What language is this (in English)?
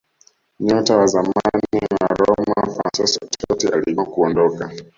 Swahili